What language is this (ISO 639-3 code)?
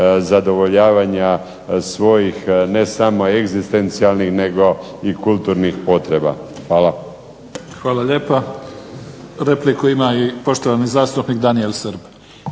hrv